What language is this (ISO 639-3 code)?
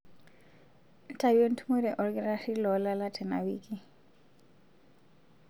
mas